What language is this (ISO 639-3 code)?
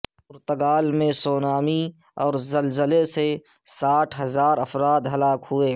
urd